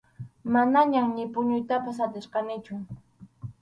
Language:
Arequipa-La Unión Quechua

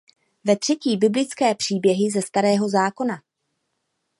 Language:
Czech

